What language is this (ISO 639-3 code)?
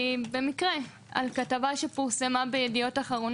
heb